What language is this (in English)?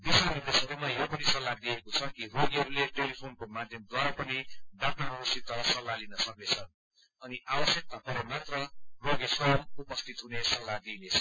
Nepali